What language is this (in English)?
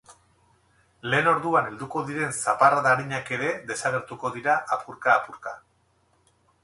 Basque